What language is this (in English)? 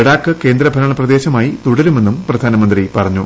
Malayalam